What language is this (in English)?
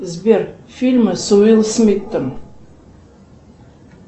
Russian